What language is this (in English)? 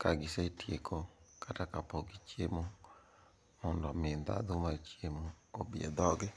Luo (Kenya and Tanzania)